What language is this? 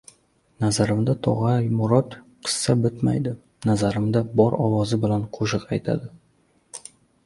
Uzbek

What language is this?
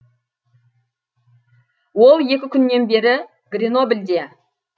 Kazakh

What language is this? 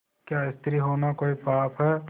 Hindi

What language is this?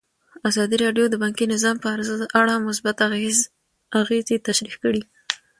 Pashto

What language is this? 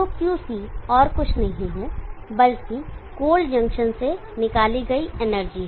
Hindi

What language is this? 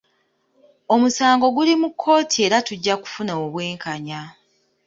Ganda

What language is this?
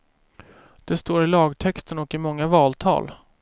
Swedish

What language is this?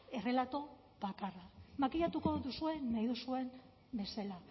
Basque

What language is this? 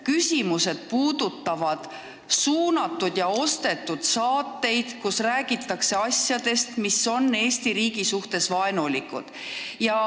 Estonian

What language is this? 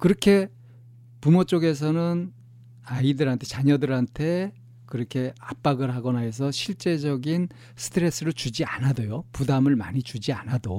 Korean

